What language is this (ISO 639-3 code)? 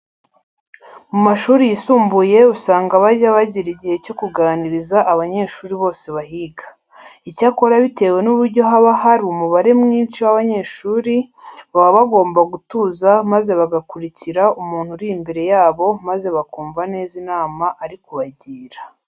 kin